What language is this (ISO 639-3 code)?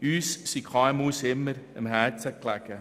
gsw